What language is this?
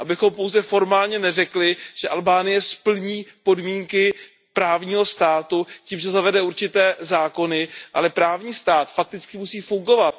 Czech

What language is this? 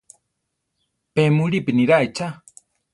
Central Tarahumara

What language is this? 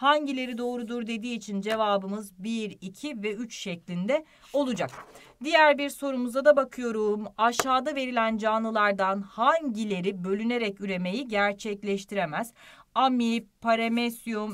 Turkish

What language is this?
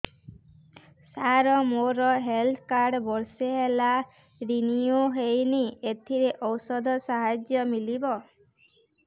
Odia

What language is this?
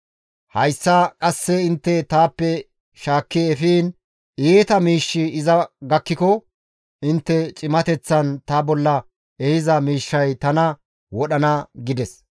Gamo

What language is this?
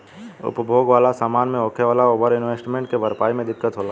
Bhojpuri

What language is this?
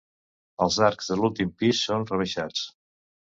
Catalan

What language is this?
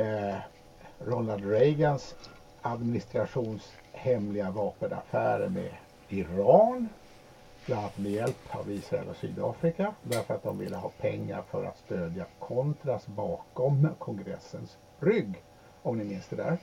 Swedish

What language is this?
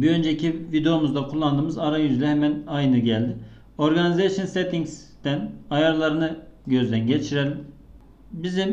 Turkish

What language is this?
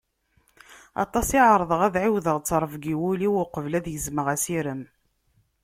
Kabyle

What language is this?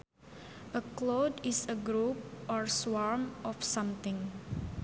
Sundanese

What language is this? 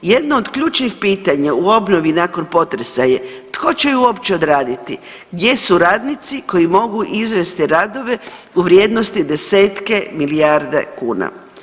Croatian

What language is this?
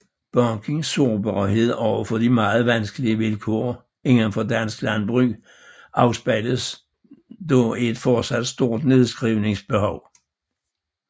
Danish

